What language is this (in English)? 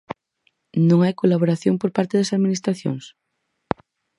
Galician